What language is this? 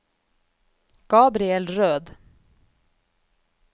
Norwegian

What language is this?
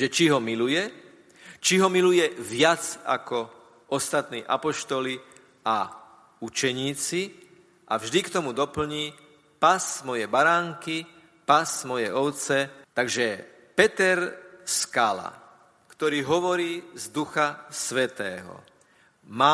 Slovak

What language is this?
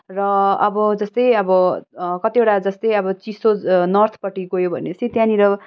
Nepali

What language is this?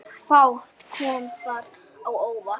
Icelandic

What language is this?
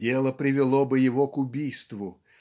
Russian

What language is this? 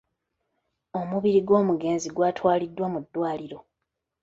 Ganda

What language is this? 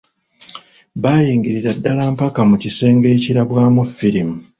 Ganda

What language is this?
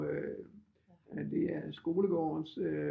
Danish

